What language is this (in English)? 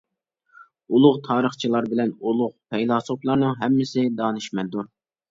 Uyghur